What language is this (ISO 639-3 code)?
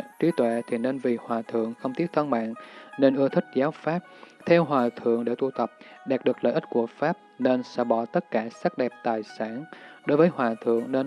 vie